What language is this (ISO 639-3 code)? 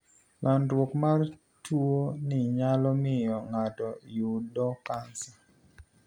luo